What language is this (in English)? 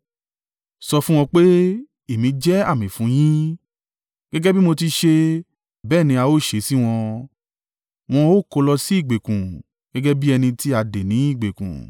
Yoruba